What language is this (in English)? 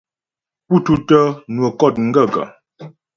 Ghomala